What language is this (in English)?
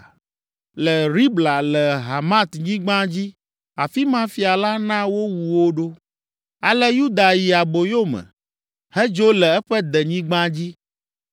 Ewe